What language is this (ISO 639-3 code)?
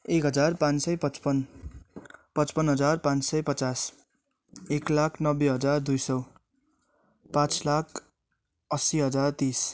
nep